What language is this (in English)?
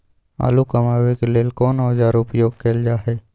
Maithili